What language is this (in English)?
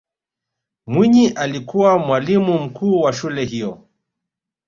Swahili